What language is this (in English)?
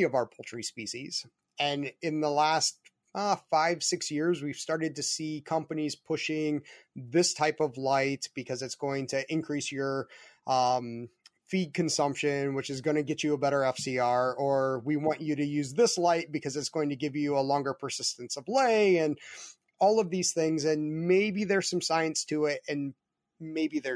English